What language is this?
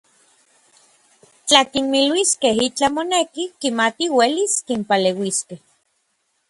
Orizaba Nahuatl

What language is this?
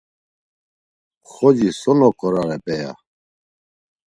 Laz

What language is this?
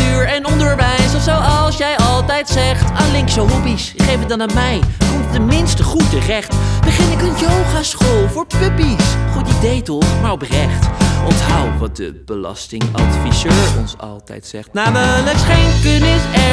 Dutch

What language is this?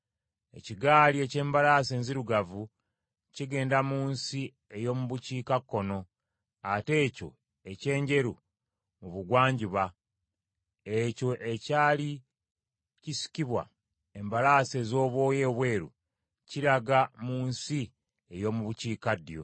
Ganda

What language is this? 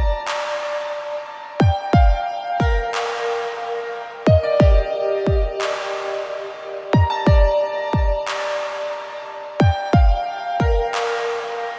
Polish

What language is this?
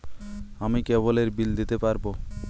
Bangla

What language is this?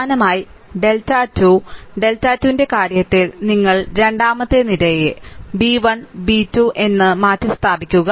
Malayalam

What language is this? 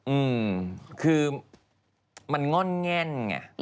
Thai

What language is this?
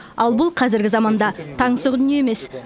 Kazakh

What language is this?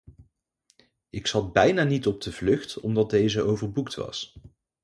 Dutch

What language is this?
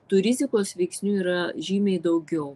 Lithuanian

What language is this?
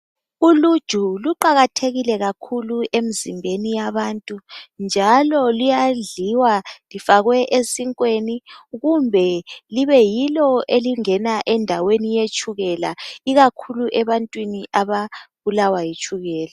North Ndebele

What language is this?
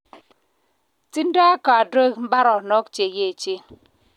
Kalenjin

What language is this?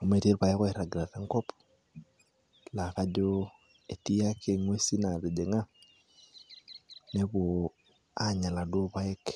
Masai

